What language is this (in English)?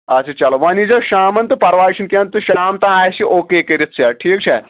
Kashmiri